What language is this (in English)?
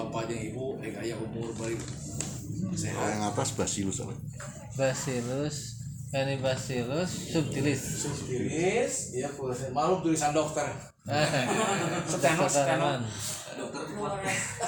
Indonesian